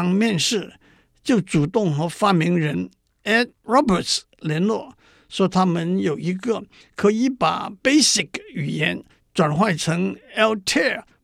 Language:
Chinese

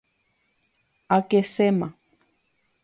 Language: Guarani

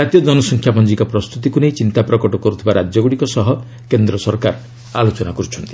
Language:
Odia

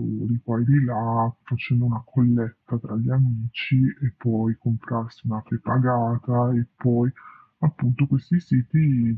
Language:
Italian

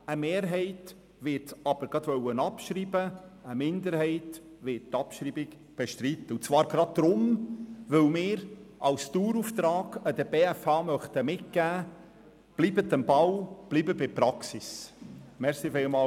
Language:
Swiss German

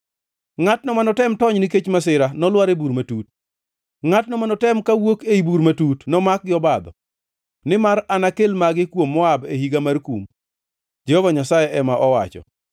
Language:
Luo (Kenya and Tanzania)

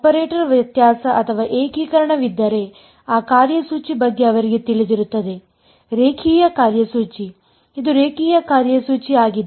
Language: Kannada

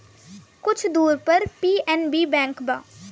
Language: Bhojpuri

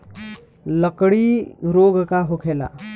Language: Bhojpuri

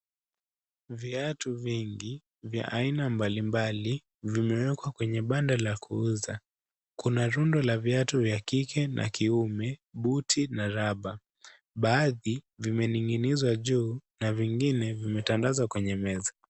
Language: Swahili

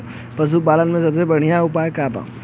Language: Bhojpuri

